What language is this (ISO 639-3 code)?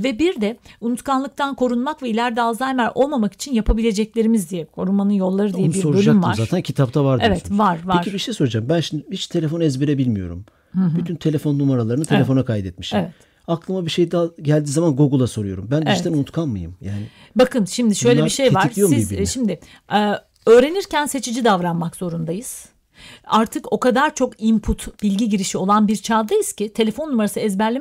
tur